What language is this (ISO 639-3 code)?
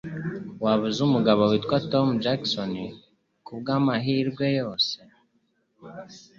kin